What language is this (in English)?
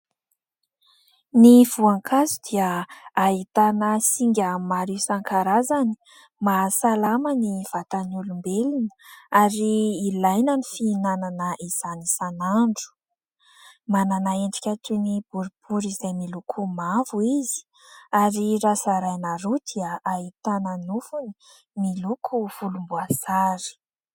Malagasy